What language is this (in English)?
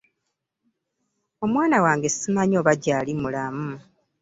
Ganda